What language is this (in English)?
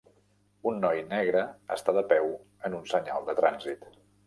Catalan